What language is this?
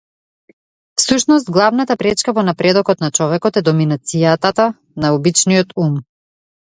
Macedonian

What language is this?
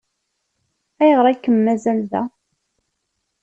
Kabyle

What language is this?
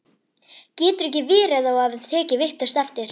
Icelandic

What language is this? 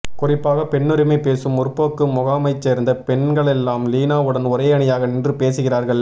Tamil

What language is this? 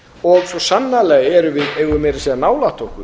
Icelandic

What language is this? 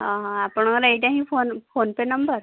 Odia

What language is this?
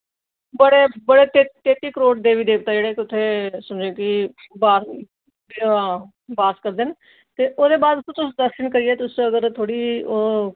Dogri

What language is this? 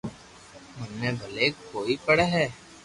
Loarki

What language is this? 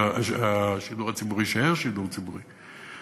Hebrew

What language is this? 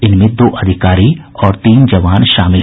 Hindi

